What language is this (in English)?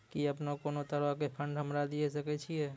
Maithili